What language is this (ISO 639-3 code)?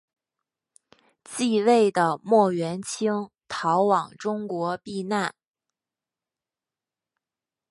zho